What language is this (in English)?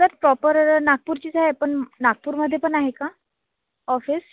Marathi